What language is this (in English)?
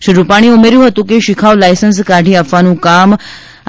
Gujarati